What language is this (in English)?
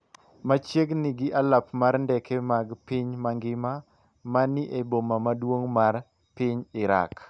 Luo (Kenya and Tanzania)